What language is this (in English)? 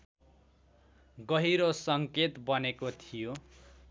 Nepali